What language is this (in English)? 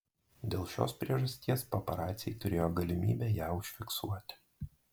Lithuanian